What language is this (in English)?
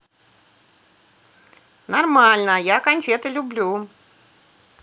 Russian